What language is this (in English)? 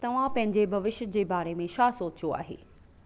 Sindhi